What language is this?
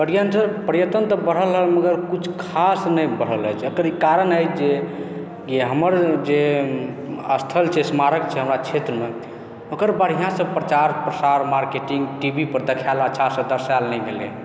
Maithili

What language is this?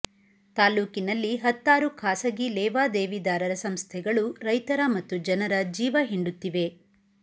Kannada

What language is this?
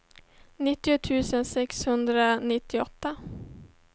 Swedish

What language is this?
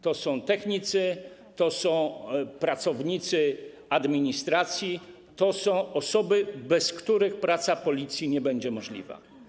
Polish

